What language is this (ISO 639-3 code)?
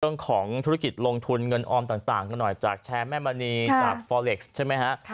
tha